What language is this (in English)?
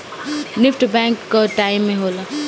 Bhojpuri